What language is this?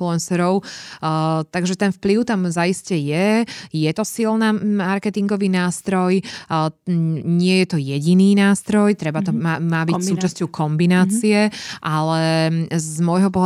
Slovak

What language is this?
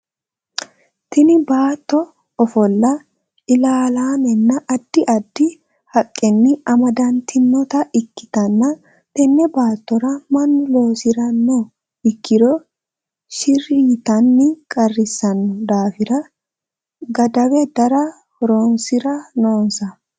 Sidamo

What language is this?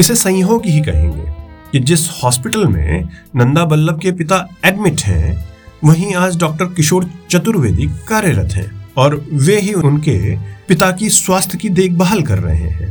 Hindi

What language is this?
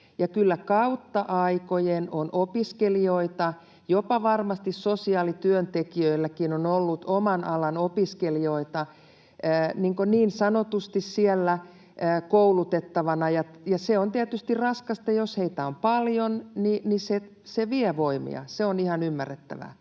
Finnish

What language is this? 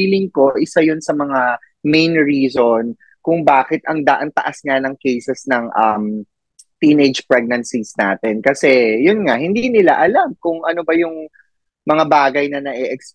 Filipino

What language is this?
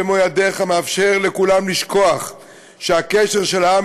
Hebrew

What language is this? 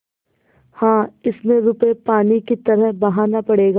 Hindi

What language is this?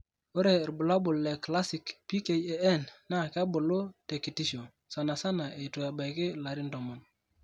Masai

